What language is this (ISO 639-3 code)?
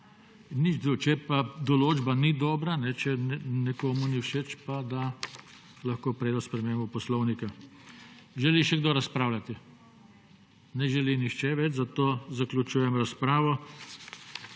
slv